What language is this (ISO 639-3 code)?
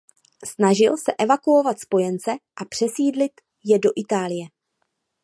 ces